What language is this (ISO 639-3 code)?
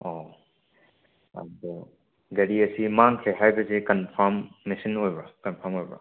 mni